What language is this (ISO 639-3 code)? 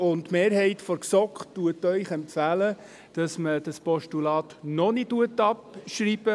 gsw